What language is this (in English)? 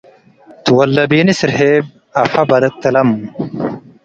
Tigre